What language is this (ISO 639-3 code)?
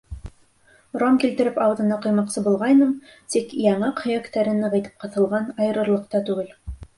bak